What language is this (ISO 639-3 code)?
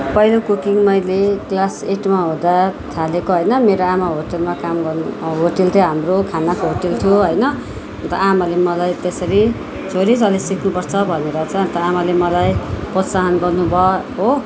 nep